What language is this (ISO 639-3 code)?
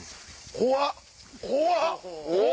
jpn